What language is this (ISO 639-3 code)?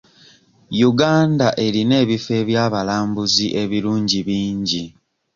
lug